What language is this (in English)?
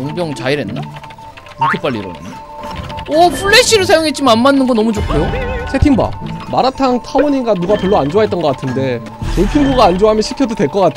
Korean